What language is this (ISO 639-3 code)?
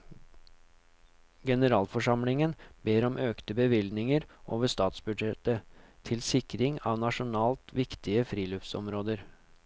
nor